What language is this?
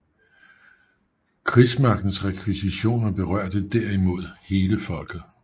Danish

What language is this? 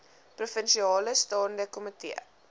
Afrikaans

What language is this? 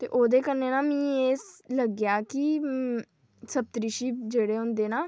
Dogri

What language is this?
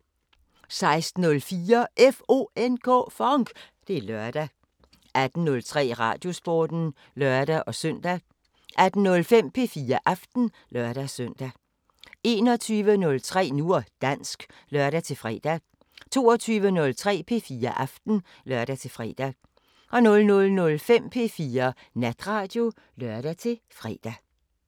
Danish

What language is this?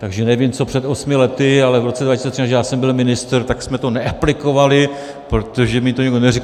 Czech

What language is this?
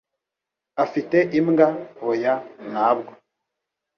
Kinyarwanda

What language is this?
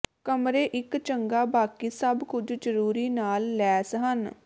Punjabi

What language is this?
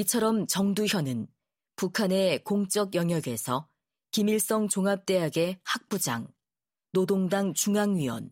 Korean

